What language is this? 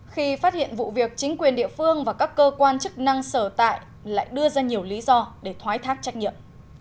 Vietnamese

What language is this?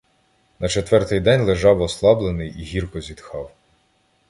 Ukrainian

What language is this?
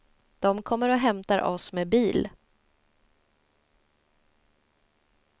Swedish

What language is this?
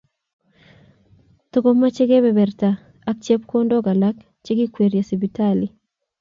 Kalenjin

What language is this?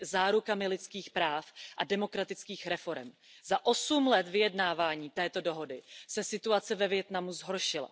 Czech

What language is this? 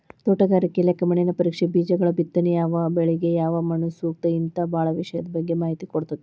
Kannada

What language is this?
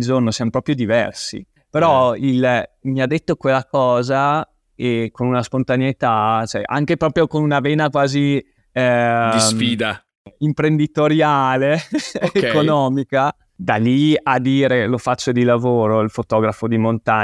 Italian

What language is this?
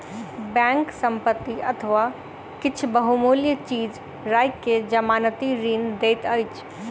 Maithili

